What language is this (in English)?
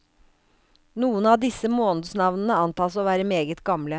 Norwegian